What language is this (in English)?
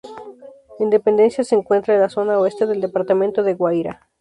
Spanish